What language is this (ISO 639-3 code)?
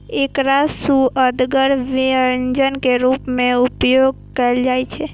mai